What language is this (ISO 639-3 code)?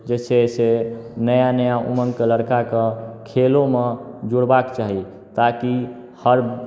mai